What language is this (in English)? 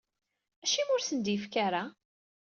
Kabyle